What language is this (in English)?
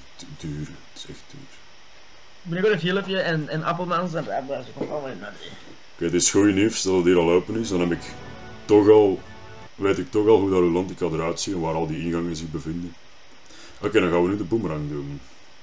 Dutch